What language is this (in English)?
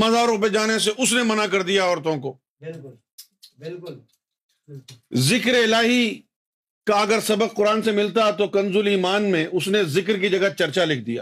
Urdu